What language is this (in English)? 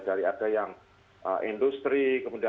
Indonesian